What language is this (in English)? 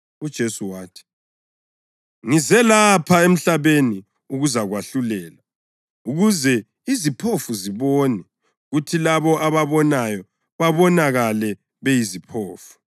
North Ndebele